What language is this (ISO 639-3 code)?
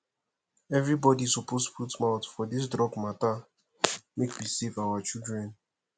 pcm